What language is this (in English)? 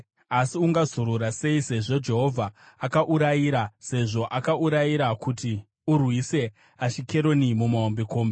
Shona